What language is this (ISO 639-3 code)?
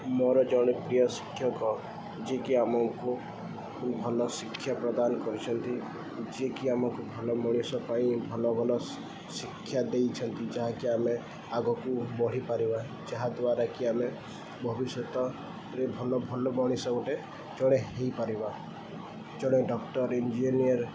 ori